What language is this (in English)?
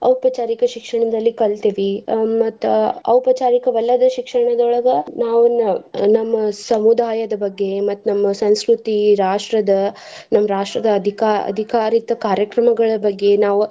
Kannada